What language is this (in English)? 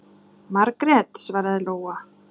Icelandic